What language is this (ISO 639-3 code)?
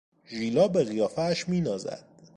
fas